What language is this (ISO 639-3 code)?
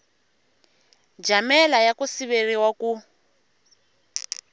tso